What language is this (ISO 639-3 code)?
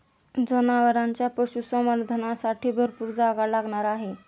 mar